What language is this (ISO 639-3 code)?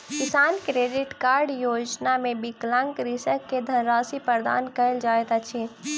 mai